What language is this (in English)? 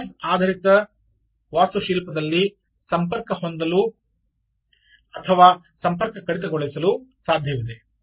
Kannada